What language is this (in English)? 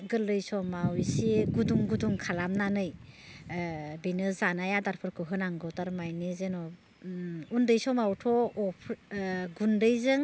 Bodo